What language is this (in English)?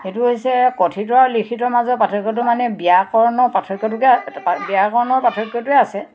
Assamese